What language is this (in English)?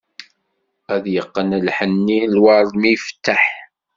Kabyle